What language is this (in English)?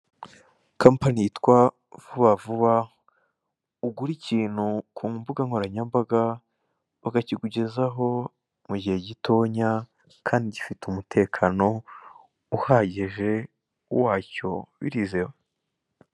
Kinyarwanda